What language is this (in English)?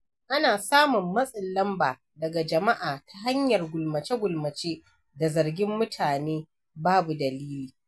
Hausa